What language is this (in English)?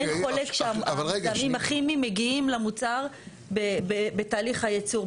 Hebrew